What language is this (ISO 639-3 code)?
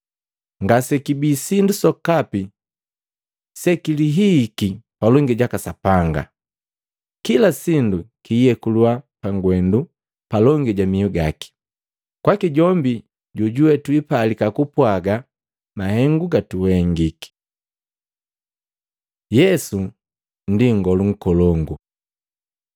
mgv